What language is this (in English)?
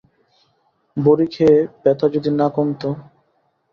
Bangla